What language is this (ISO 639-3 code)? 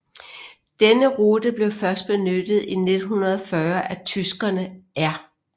dan